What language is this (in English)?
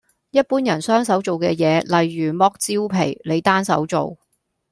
Cantonese